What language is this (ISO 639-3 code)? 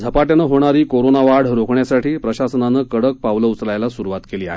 mar